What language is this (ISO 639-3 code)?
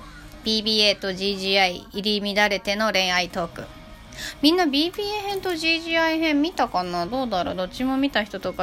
jpn